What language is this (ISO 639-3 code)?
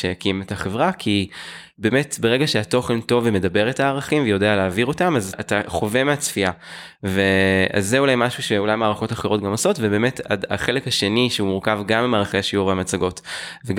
heb